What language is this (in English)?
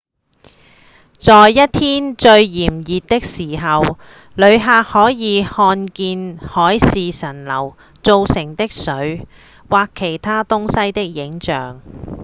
Cantonese